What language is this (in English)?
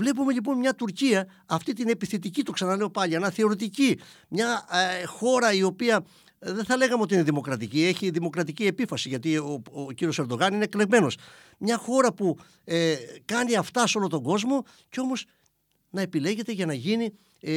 Greek